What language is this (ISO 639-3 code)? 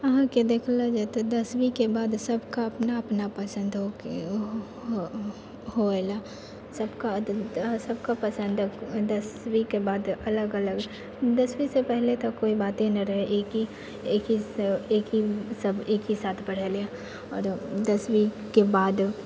mai